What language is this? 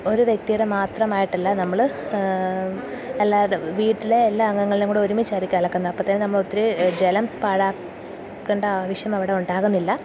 Malayalam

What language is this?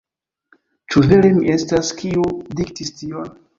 Esperanto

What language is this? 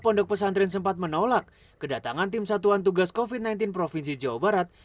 Indonesian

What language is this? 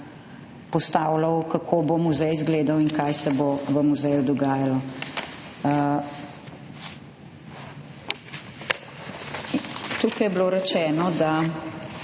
Slovenian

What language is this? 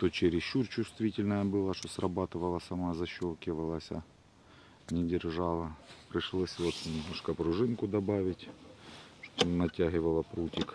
Russian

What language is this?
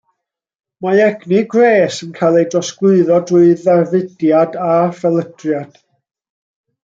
Welsh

